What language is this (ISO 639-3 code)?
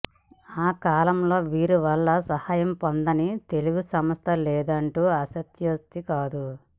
tel